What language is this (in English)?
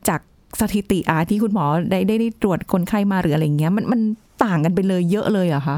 Thai